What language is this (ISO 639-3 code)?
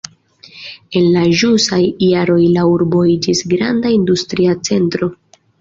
epo